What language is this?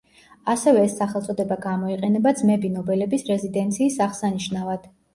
Georgian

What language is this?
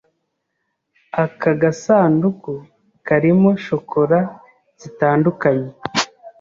Kinyarwanda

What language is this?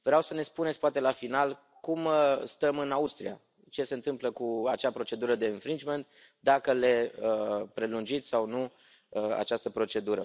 Romanian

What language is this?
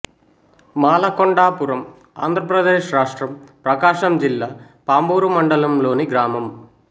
Telugu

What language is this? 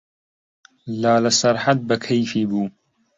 Central Kurdish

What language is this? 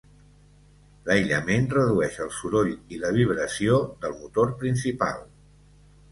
Catalan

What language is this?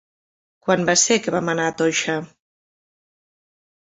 Catalan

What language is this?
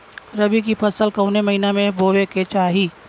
Bhojpuri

